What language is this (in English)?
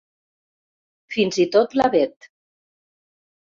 Catalan